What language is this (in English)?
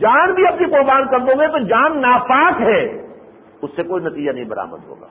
Urdu